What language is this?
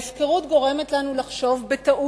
Hebrew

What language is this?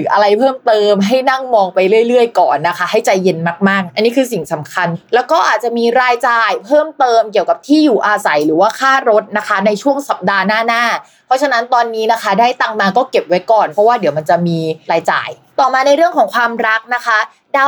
Thai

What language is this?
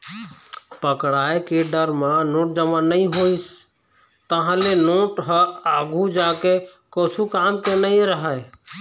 Chhattisgarhi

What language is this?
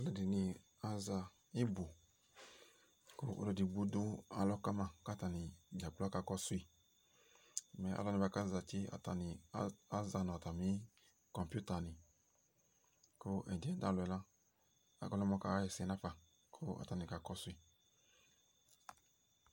Ikposo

